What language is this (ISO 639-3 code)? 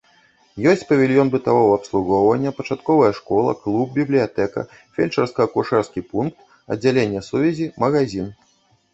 bel